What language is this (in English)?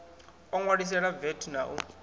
Venda